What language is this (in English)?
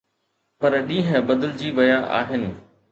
Sindhi